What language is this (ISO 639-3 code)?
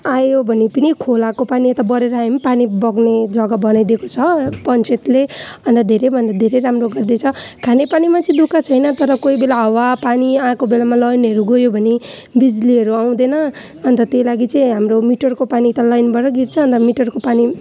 nep